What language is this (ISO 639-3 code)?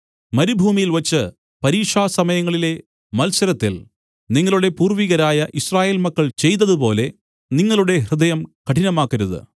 mal